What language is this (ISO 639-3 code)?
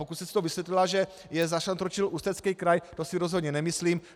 ces